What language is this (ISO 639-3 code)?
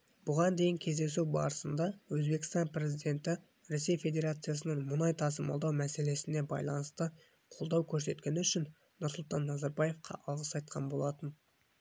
kaz